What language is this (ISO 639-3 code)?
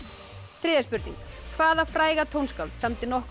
isl